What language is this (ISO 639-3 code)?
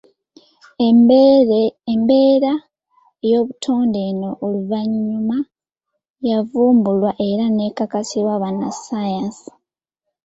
lug